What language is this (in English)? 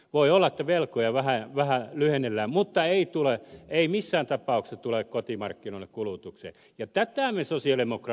Finnish